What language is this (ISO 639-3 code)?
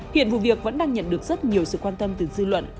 vie